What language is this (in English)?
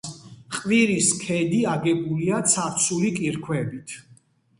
Georgian